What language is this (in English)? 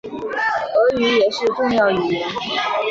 Chinese